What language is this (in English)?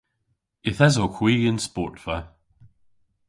Cornish